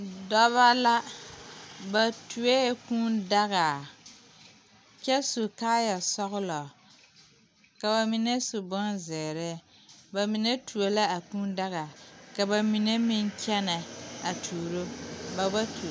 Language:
Southern Dagaare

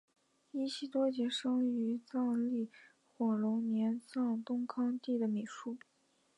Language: Chinese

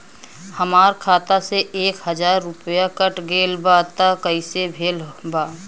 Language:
Bhojpuri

